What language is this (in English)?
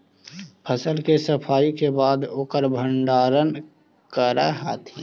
Magahi